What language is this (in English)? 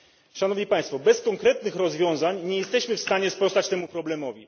Polish